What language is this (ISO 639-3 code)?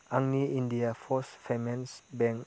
brx